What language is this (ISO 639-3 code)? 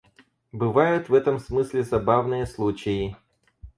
rus